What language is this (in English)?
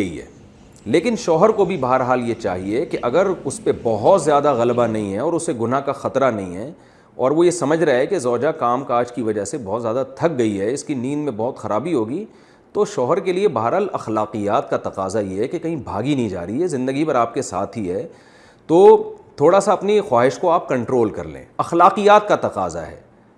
Urdu